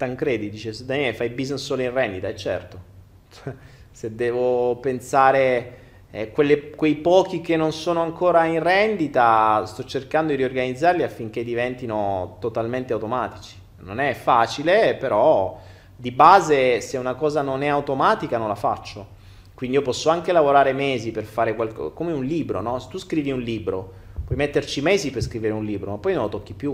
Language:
Italian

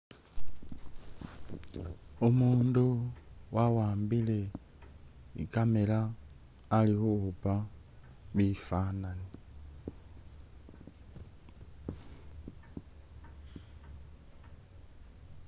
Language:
Masaaba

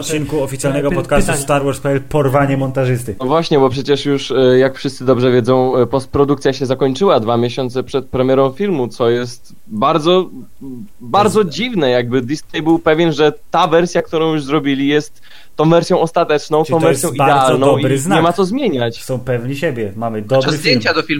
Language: Polish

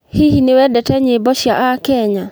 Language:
Kikuyu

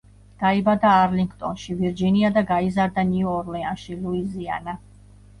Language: Georgian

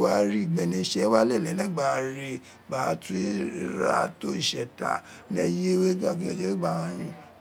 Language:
Isekiri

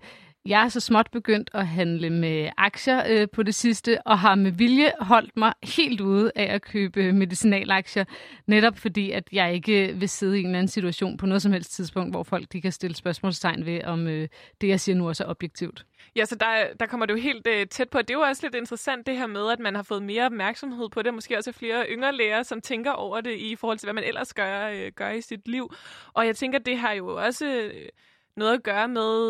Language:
Danish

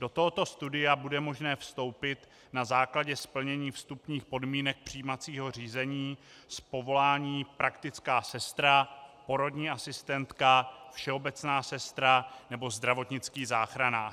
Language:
Czech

